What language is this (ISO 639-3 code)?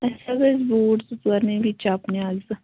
kas